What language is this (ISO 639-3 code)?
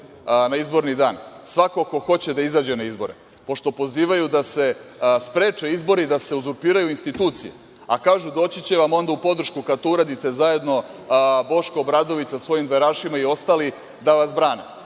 srp